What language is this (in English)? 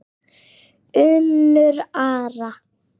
Icelandic